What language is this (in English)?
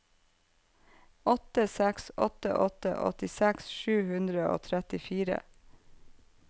Norwegian